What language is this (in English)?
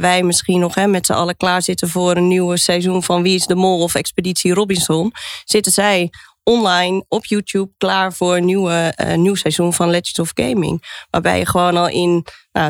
Dutch